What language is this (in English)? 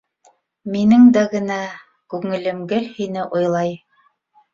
Bashkir